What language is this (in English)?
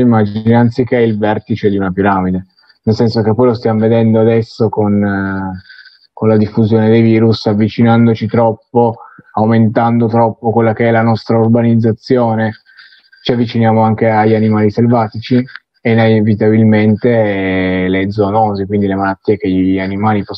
Italian